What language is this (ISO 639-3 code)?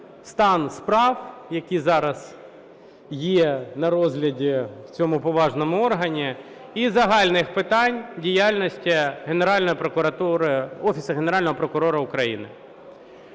ukr